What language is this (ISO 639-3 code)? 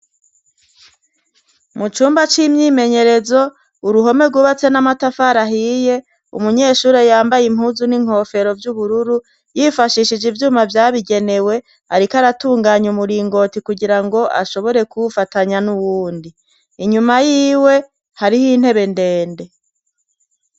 run